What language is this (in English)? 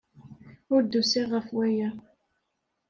Kabyle